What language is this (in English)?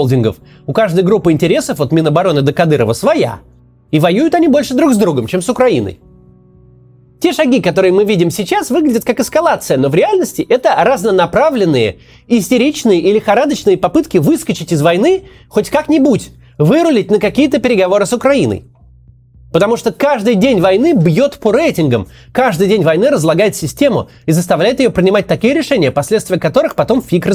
Russian